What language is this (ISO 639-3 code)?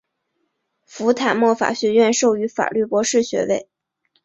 zho